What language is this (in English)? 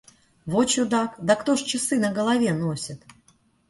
Russian